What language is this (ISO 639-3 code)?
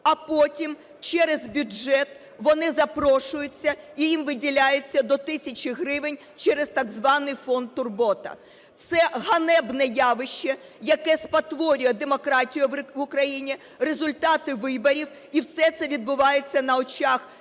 ukr